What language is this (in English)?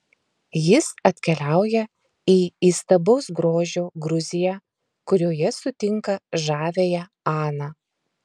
Lithuanian